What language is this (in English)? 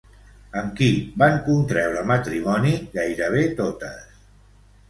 Catalan